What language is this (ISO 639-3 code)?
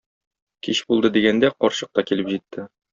tat